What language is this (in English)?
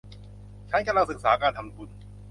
Thai